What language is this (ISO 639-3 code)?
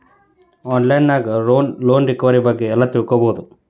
kan